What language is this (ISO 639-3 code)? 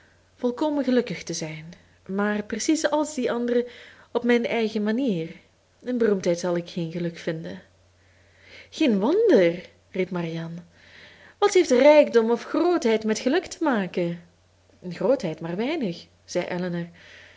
nld